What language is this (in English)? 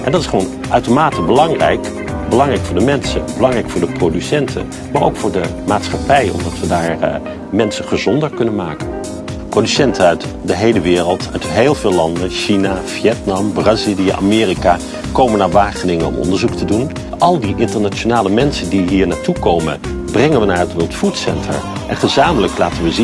Dutch